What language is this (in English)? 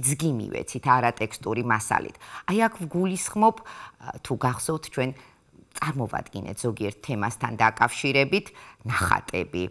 Romanian